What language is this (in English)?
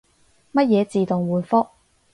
Cantonese